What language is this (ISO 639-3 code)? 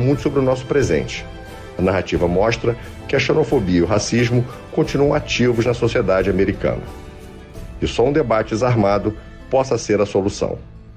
por